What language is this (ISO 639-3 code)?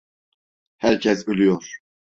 tur